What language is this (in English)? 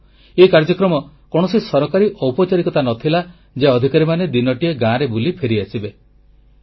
Odia